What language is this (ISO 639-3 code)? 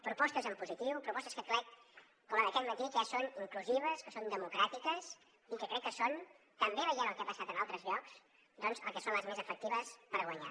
cat